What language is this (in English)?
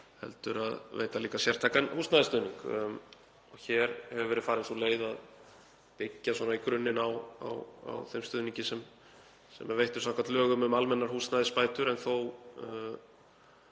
Icelandic